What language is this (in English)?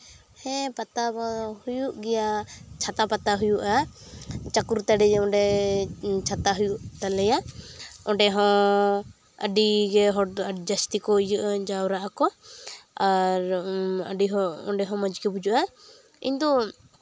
Santali